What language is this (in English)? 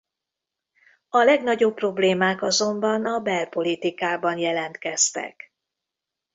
Hungarian